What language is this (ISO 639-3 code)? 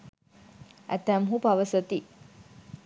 sin